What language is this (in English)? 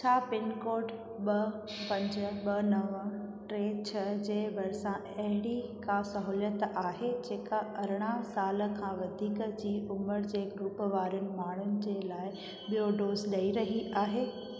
Sindhi